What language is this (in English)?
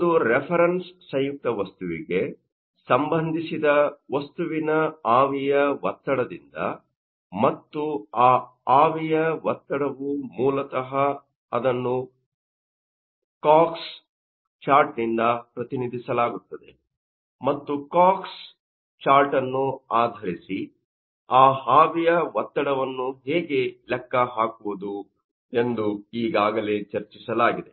Kannada